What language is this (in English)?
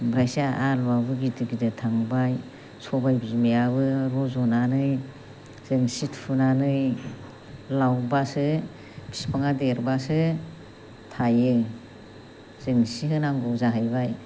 Bodo